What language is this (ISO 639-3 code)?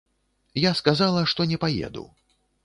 bel